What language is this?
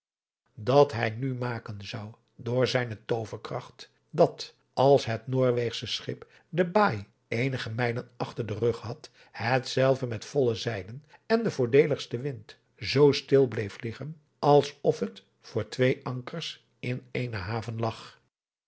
Dutch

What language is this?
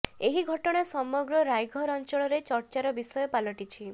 Odia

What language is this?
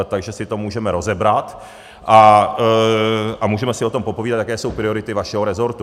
Czech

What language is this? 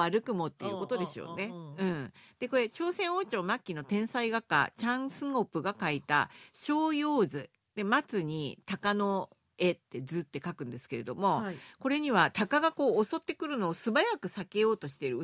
Japanese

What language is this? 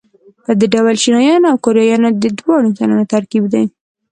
Pashto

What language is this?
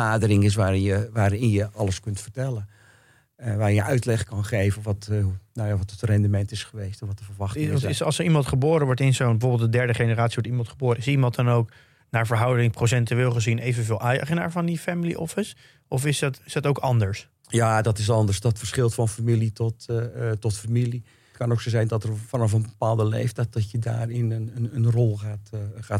Dutch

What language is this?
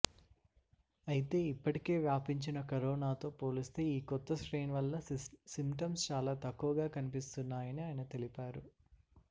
Telugu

